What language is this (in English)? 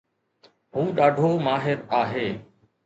Sindhi